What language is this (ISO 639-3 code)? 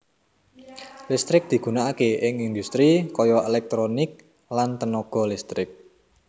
jav